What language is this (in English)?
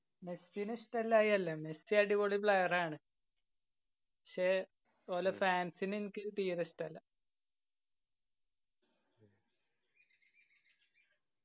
Malayalam